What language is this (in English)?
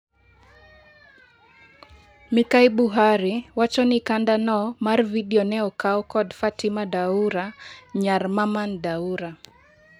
Luo (Kenya and Tanzania)